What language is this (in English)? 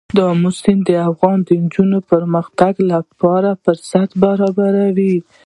Pashto